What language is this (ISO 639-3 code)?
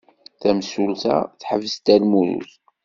kab